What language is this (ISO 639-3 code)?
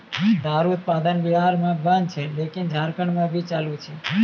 mai